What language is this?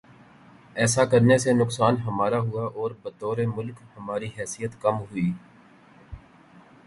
Urdu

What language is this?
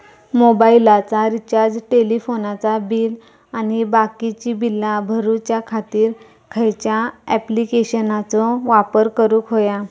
Marathi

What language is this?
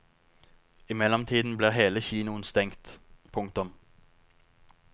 Norwegian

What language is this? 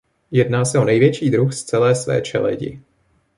Czech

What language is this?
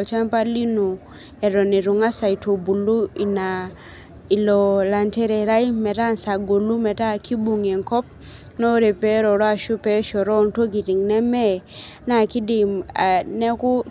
Masai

